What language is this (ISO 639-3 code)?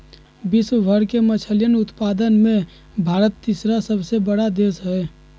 mag